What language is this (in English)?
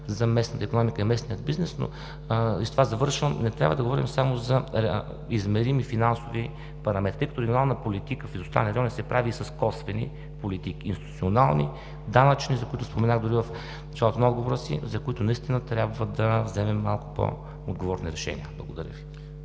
Bulgarian